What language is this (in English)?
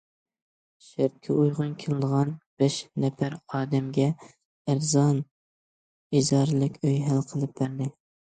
Uyghur